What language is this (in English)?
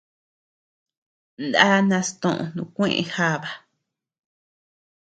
Tepeuxila Cuicatec